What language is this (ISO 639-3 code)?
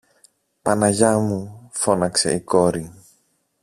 ell